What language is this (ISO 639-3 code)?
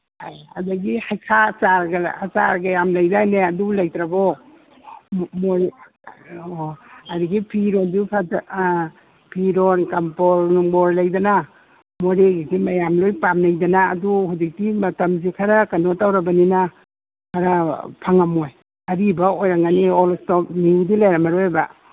mni